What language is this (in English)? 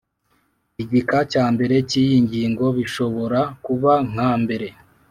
Kinyarwanda